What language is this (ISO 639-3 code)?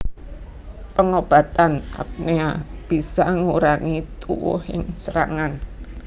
jav